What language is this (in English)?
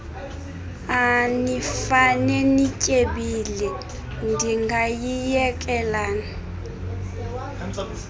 Xhosa